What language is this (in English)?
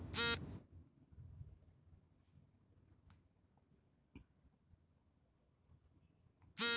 Kannada